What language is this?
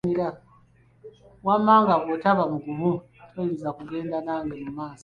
Ganda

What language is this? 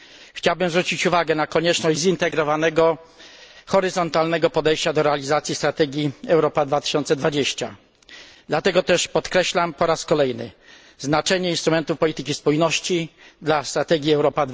Polish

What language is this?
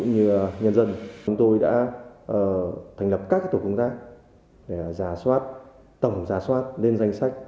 Vietnamese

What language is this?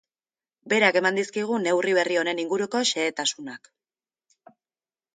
Basque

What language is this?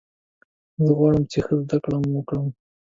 Pashto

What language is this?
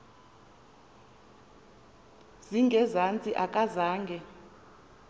Xhosa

